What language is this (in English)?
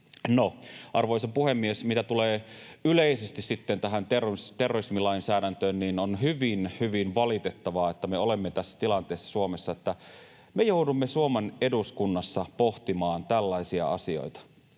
Finnish